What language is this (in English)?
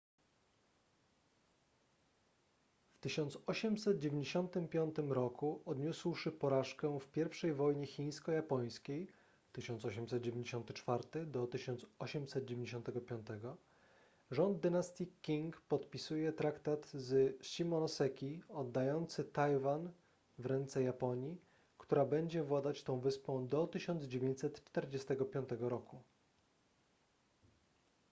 Polish